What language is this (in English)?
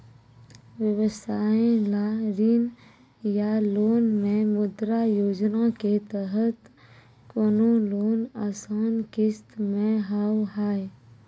Maithili